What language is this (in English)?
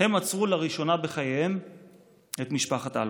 Hebrew